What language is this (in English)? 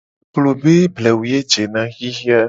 Gen